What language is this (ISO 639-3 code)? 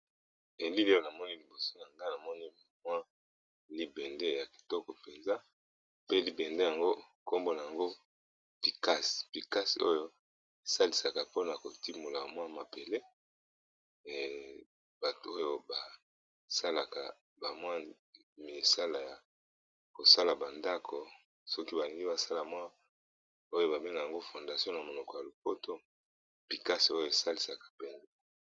lin